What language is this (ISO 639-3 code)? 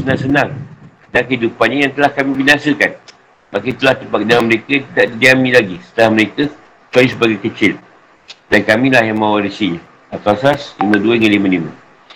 msa